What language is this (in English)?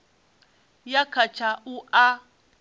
Venda